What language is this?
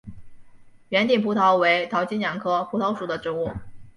Chinese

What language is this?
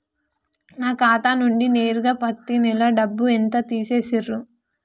Telugu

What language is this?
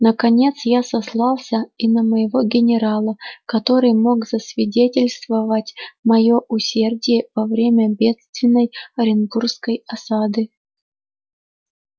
Russian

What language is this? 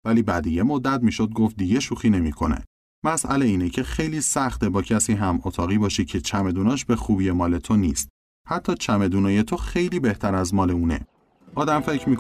Persian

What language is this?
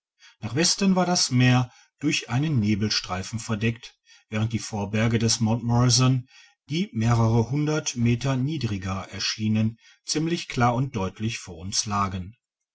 German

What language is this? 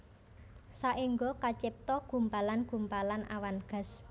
Javanese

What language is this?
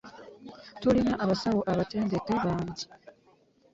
Ganda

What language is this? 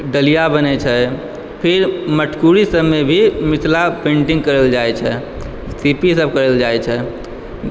Maithili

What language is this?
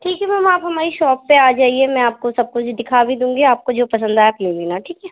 Urdu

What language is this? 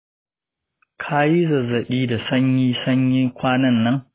Hausa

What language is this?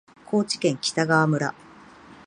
Japanese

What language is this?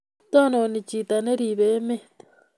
Kalenjin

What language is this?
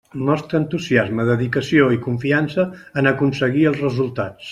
Catalan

